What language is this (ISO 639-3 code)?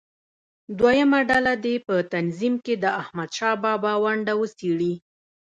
pus